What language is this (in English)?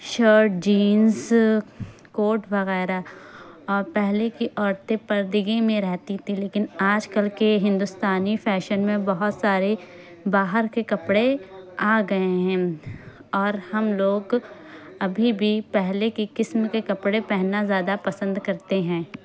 Urdu